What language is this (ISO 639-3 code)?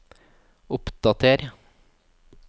nor